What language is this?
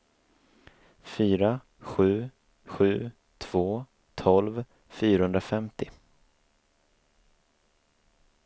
Swedish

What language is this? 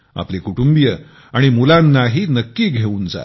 Marathi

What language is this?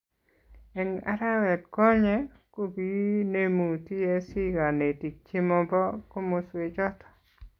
Kalenjin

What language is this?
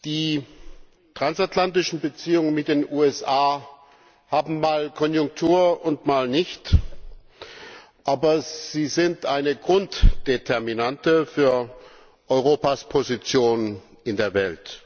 German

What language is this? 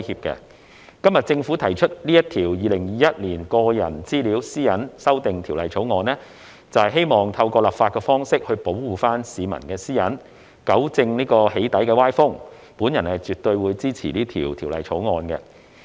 Cantonese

